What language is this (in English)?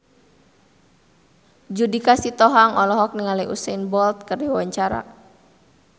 Sundanese